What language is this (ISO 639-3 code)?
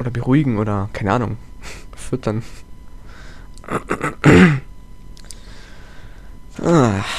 deu